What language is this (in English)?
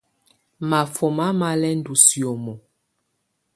Tunen